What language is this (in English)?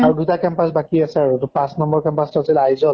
Assamese